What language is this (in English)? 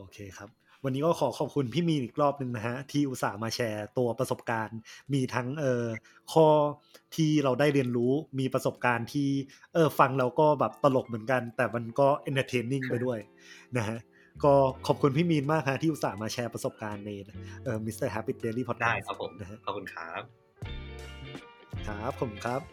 Thai